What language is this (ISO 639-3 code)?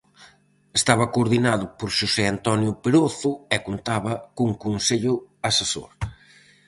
glg